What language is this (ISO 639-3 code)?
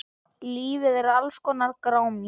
isl